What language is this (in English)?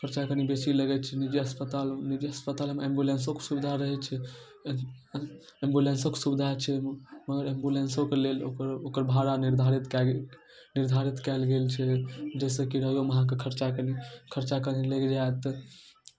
Maithili